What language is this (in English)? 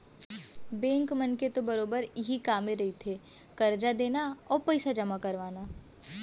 Chhattisgarhi